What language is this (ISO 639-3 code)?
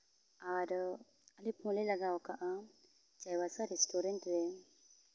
sat